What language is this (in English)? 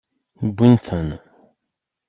Kabyle